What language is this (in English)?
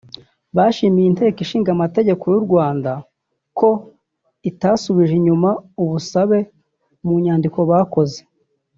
Kinyarwanda